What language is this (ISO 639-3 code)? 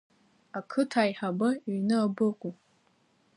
abk